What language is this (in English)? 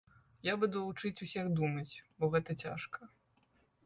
Belarusian